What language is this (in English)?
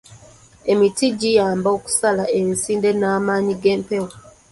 Ganda